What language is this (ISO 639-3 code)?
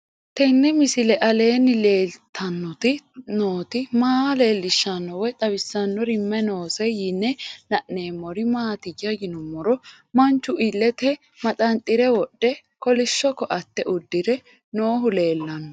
sid